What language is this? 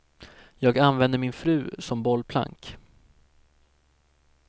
Swedish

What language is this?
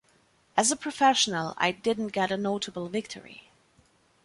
English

